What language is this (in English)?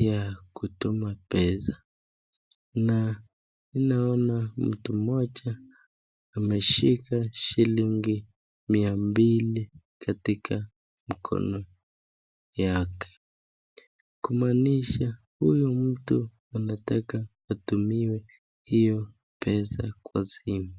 Swahili